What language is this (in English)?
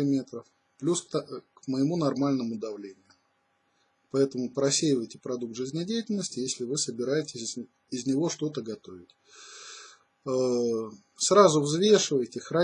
Russian